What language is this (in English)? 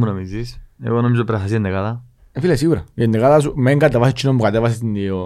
Greek